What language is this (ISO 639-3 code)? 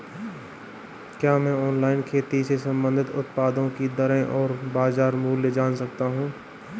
hin